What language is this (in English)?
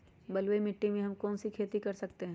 Magahi